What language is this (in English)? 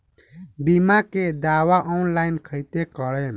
Bhojpuri